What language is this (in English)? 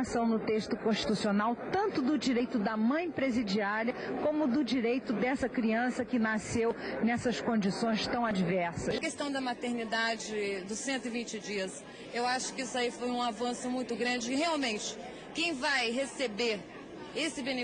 Portuguese